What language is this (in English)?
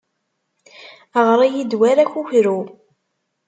Kabyle